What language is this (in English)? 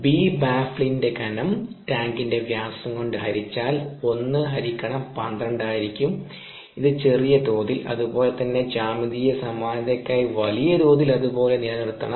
Malayalam